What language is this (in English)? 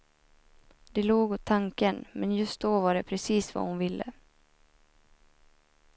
Swedish